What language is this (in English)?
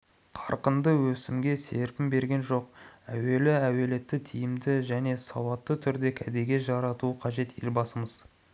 Kazakh